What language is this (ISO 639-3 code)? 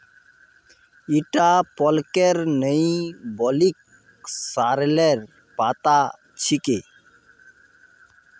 mag